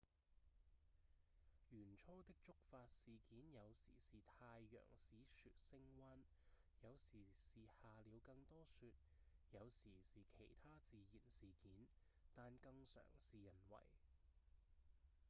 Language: Cantonese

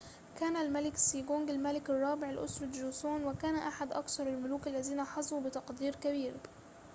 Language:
Arabic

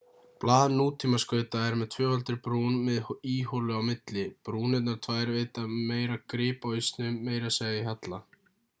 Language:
Icelandic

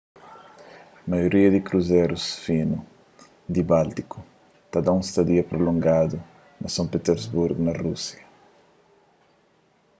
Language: Kabuverdianu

